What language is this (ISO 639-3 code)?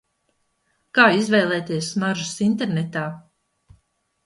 lav